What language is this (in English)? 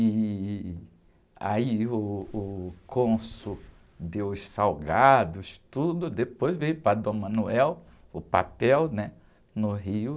Portuguese